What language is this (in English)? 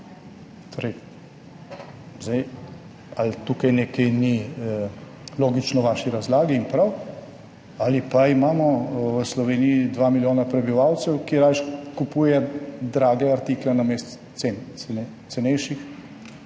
Slovenian